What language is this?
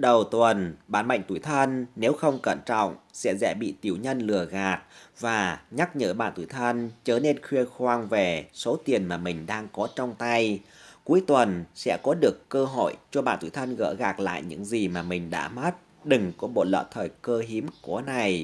Vietnamese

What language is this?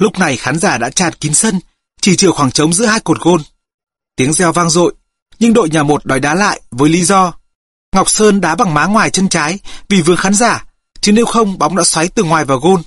Vietnamese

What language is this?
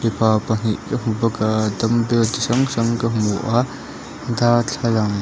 Mizo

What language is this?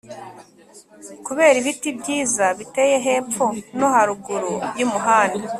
Kinyarwanda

